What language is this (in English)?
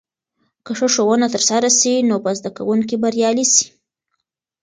Pashto